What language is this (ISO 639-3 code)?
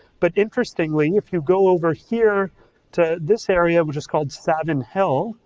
eng